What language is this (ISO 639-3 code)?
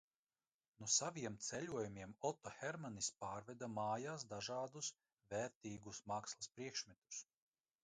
lav